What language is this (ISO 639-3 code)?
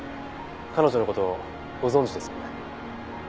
jpn